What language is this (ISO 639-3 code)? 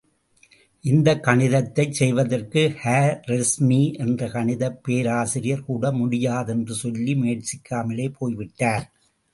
tam